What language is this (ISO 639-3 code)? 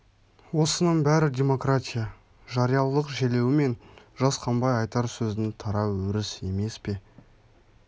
kaz